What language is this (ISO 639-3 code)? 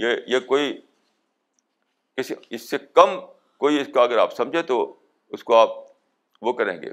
urd